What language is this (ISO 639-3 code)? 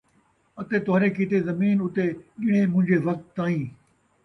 skr